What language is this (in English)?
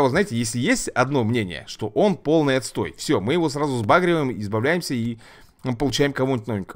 Russian